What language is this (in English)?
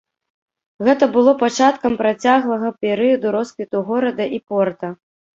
Belarusian